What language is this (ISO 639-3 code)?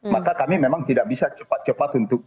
ind